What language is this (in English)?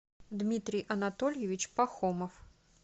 Russian